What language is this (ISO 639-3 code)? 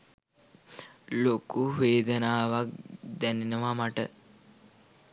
sin